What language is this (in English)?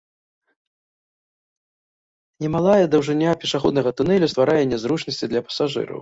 Belarusian